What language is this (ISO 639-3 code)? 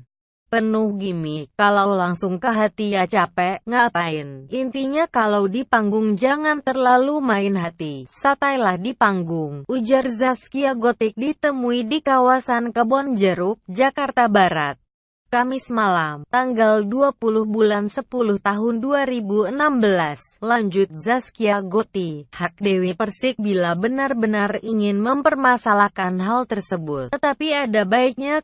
ind